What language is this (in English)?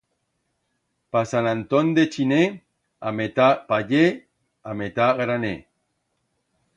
Aragonese